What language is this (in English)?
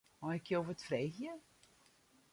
Western Frisian